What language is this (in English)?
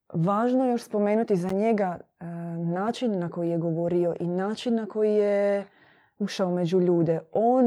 Croatian